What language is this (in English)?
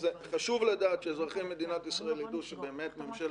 Hebrew